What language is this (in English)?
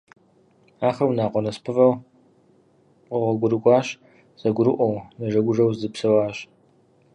Kabardian